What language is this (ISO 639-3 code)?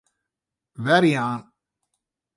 fry